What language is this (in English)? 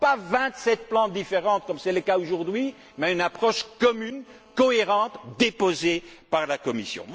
French